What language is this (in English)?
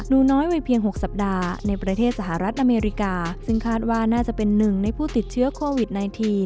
Thai